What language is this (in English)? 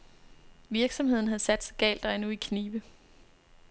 Danish